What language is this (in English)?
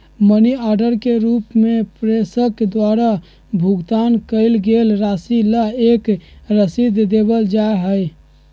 Magahi